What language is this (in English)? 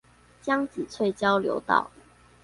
Chinese